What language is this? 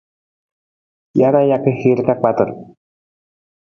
Nawdm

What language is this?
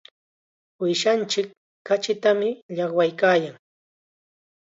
Chiquián Ancash Quechua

